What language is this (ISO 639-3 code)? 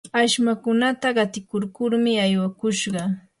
qur